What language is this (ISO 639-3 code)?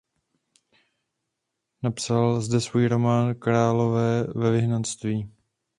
ces